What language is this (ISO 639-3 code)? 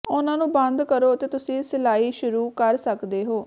pan